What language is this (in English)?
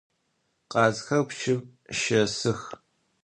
Adyghe